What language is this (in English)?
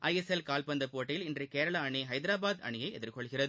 Tamil